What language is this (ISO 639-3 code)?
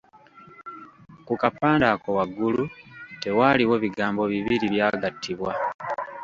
lug